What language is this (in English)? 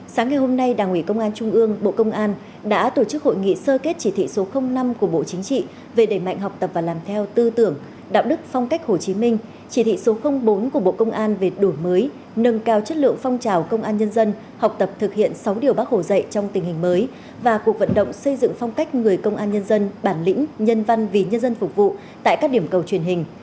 Vietnamese